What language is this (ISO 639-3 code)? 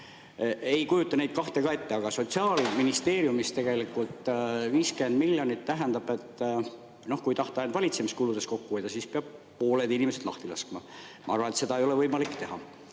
est